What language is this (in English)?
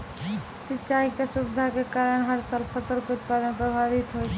Maithili